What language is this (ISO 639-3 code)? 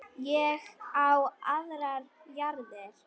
isl